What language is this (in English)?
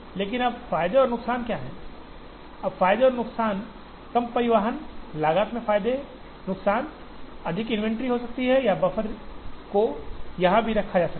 Hindi